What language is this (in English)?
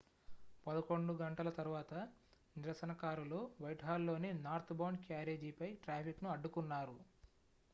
Telugu